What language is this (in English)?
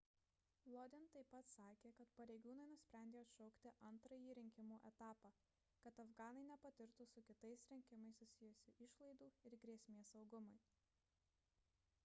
Lithuanian